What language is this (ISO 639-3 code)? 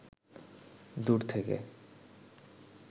ben